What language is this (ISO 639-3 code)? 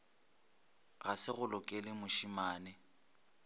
nso